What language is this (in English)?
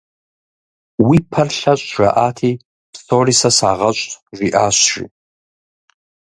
Kabardian